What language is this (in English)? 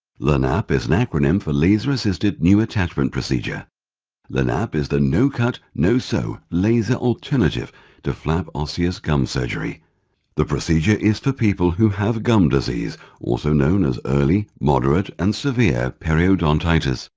English